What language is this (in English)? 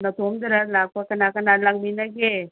Manipuri